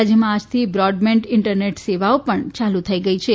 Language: Gujarati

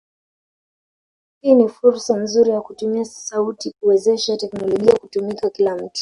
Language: Swahili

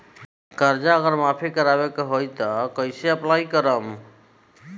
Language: Bhojpuri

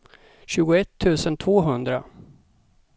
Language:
Swedish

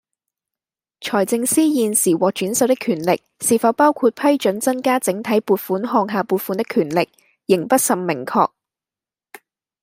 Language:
Cantonese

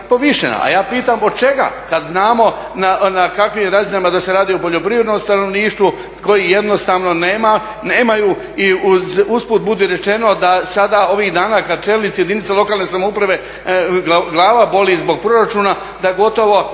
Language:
Croatian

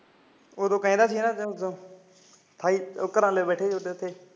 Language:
Punjabi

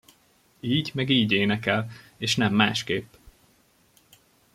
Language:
Hungarian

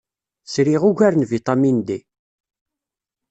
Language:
Kabyle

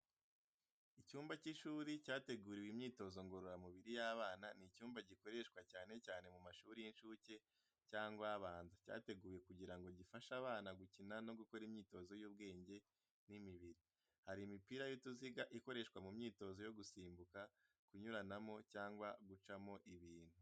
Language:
Kinyarwanda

